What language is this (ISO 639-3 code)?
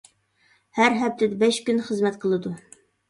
uig